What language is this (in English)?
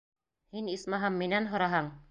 Bashkir